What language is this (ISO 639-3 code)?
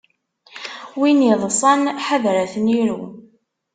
kab